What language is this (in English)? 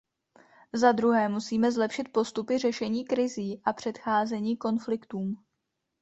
Czech